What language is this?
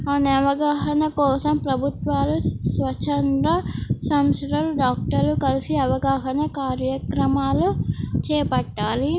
Telugu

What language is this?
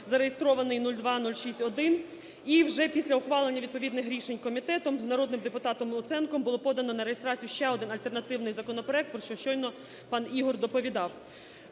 Ukrainian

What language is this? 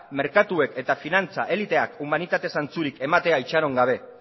Basque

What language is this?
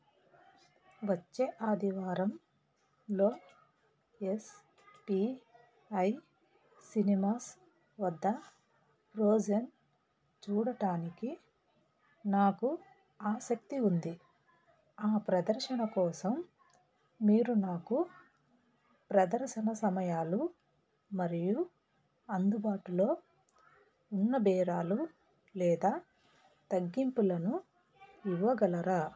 Telugu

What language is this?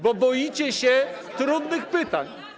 Polish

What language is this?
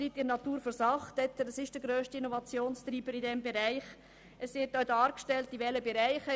Swiss German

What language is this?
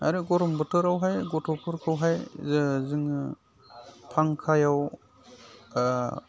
Bodo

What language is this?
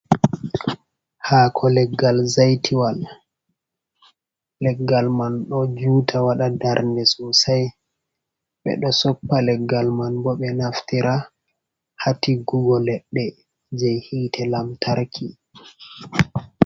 Fula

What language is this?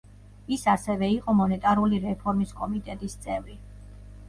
Georgian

